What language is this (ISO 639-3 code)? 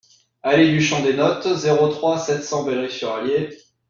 fra